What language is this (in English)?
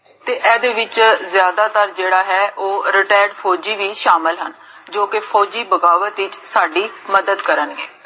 Punjabi